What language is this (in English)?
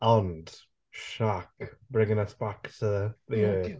Welsh